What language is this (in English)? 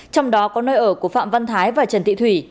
Vietnamese